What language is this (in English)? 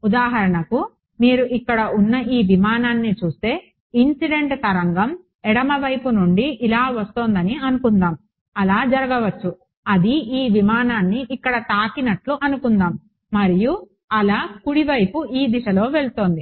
Telugu